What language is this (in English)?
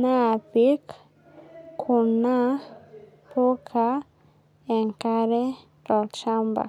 Masai